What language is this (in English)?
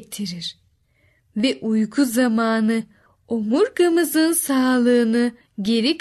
Turkish